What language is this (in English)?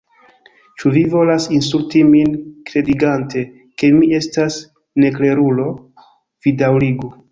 Esperanto